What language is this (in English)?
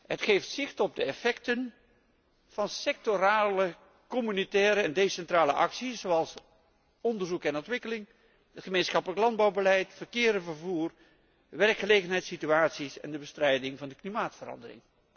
Dutch